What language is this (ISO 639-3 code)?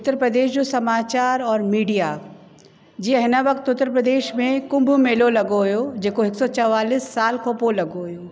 snd